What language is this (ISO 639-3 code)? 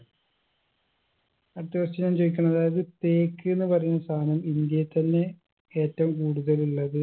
mal